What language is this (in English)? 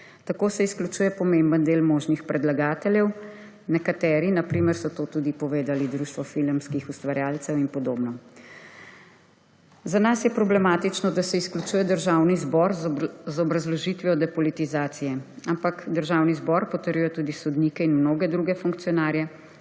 Slovenian